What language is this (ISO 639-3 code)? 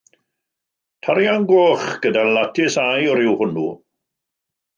cym